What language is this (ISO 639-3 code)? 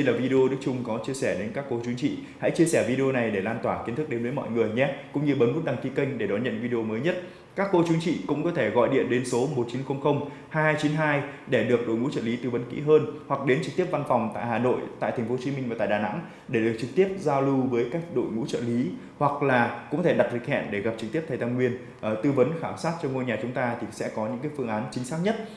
vie